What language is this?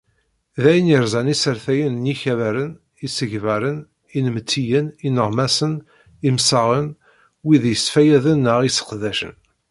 Kabyle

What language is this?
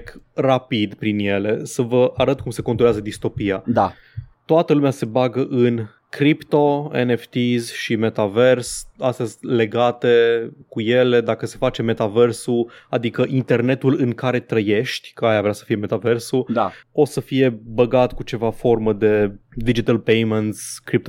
Romanian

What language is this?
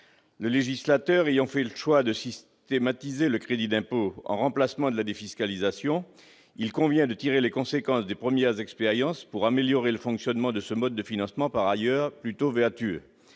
French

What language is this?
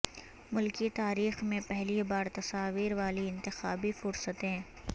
Urdu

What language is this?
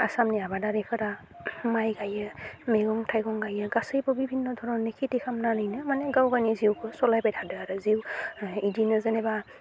Bodo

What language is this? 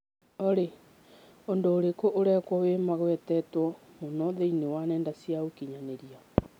Kikuyu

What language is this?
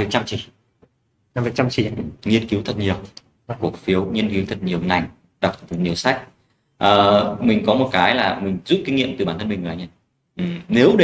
Vietnamese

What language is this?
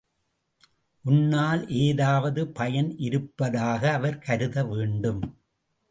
Tamil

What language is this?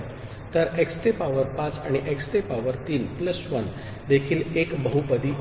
Marathi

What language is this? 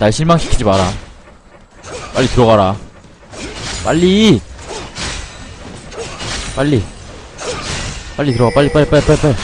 Korean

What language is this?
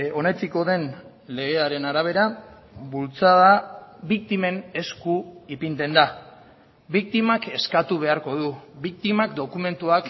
Basque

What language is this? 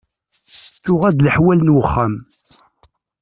Kabyle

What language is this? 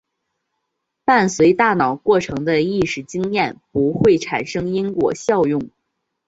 Chinese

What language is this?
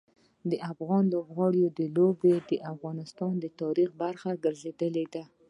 Pashto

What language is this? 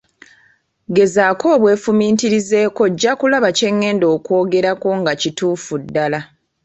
Ganda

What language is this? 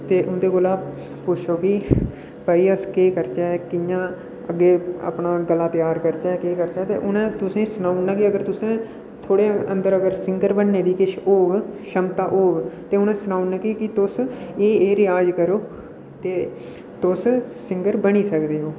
Dogri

